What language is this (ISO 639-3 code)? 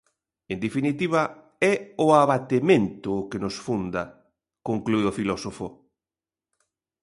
glg